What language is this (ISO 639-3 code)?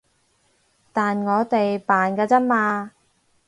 yue